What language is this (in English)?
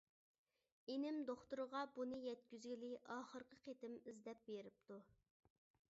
Uyghur